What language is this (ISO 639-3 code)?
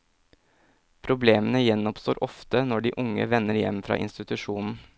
nor